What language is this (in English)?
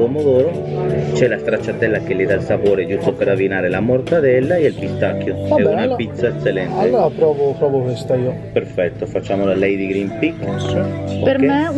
Italian